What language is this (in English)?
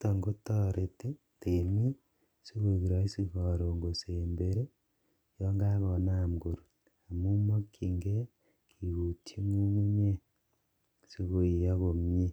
Kalenjin